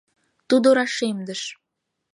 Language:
Mari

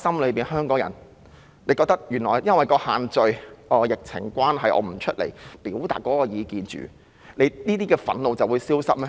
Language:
Cantonese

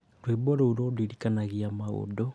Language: Kikuyu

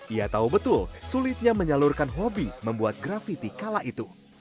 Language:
Indonesian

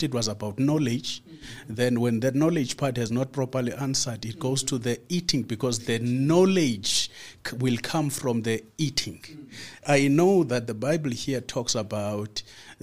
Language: English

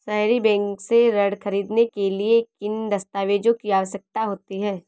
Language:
Hindi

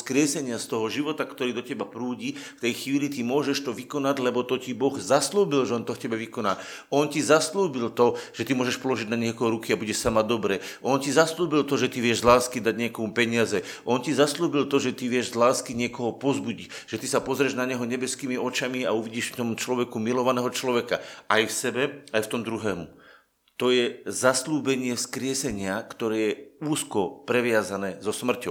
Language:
Slovak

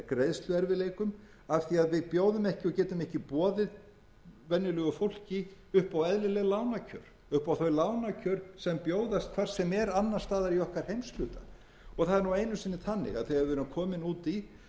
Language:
Icelandic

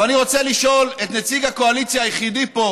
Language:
Hebrew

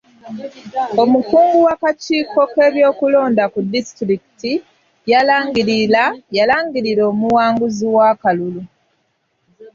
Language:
Ganda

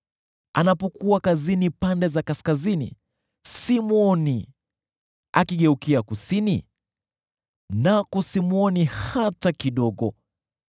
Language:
Swahili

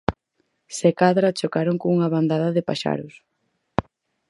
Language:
Galician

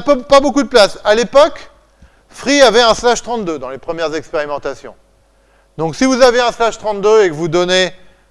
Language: French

